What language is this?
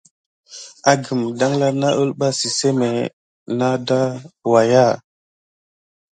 Gidar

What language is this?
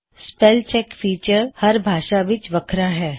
Punjabi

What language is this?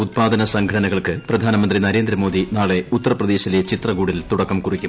Malayalam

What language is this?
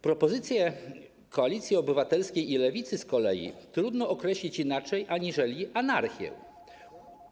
Polish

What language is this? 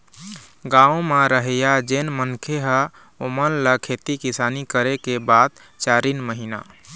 Chhattisgarhi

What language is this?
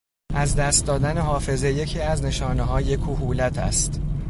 Persian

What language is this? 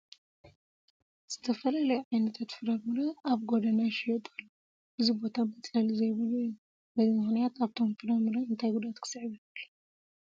Tigrinya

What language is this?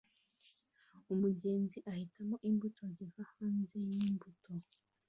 Kinyarwanda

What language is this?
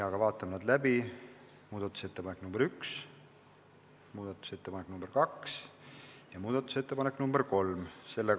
Estonian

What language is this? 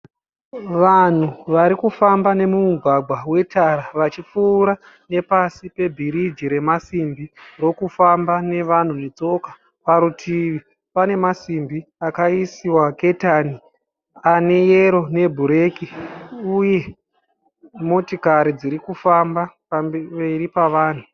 Shona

